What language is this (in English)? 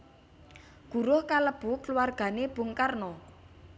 Javanese